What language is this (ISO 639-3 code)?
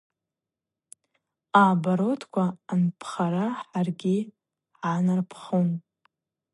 abq